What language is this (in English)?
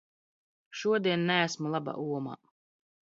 Latvian